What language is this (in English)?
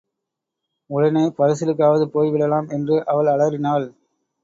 Tamil